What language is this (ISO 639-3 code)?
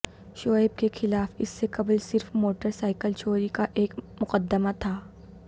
urd